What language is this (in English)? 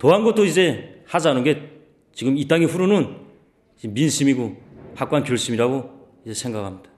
Korean